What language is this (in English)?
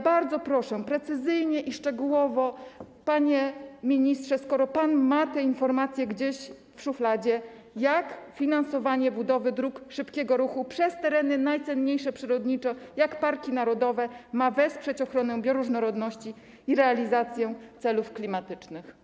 Polish